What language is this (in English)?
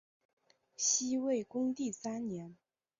Chinese